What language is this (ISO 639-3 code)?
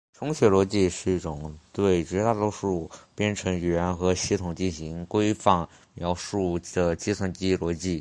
zho